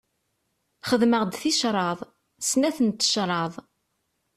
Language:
Kabyle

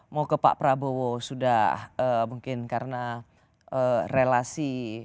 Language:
Indonesian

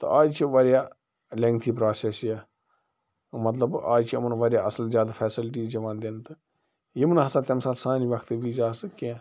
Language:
Kashmiri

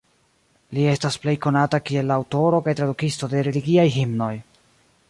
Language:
Esperanto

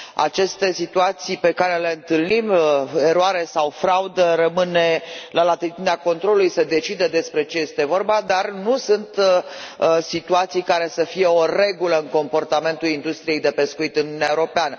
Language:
Romanian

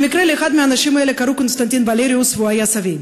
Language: Hebrew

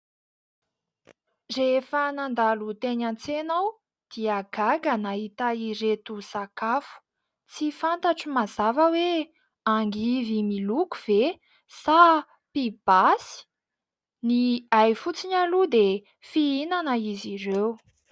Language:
Malagasy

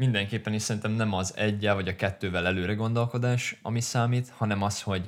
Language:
Hungarian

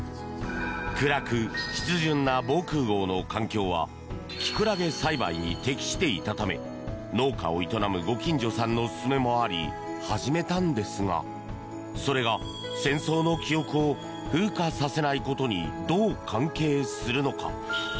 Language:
Japanese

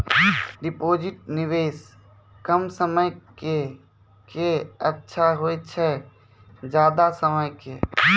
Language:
Maithili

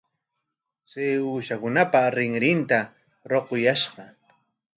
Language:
Corongo Ancash Quechua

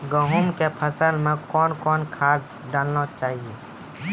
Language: Maithili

